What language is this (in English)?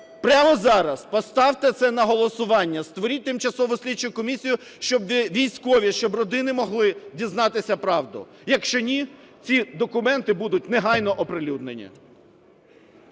Ukrainian